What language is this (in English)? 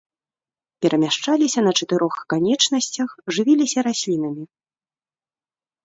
Belarusian